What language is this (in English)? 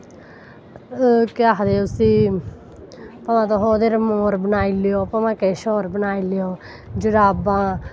Dogri